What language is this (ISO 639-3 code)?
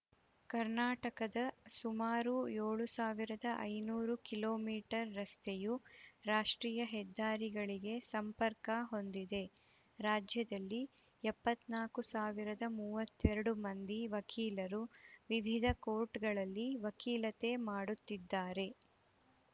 kan